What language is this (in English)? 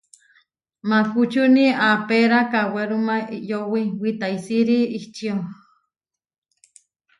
Huarijio